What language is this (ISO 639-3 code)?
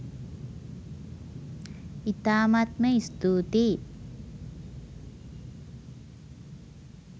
sin